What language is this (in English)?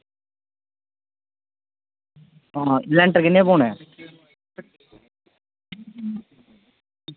Dogri